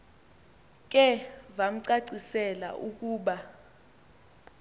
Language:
Xhosa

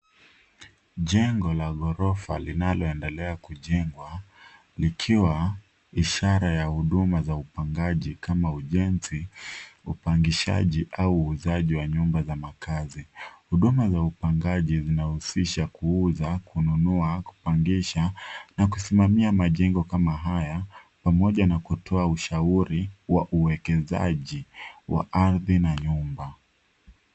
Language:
Swahili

